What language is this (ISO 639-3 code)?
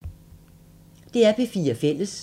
dan